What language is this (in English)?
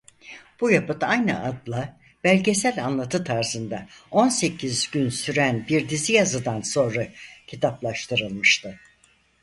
Turkish